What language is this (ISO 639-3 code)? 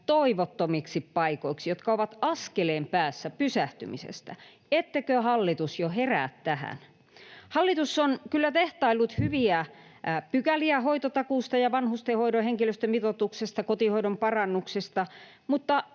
fin